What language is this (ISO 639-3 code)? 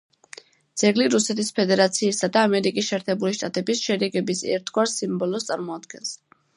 kat